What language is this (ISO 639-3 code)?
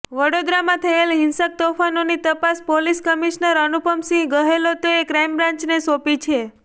guj